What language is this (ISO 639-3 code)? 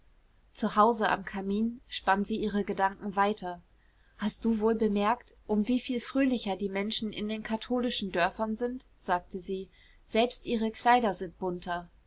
deu